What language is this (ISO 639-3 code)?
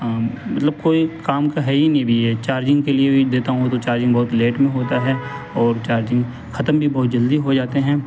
urd